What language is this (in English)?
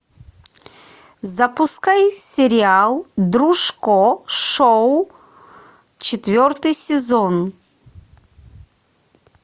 Russian